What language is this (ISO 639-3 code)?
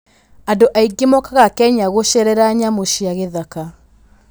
kik